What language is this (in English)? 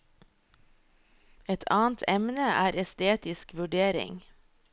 Norwegian